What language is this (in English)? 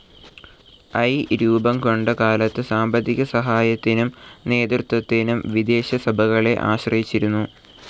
Malayalam